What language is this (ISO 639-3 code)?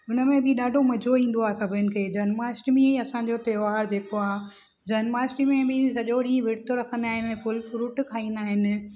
snd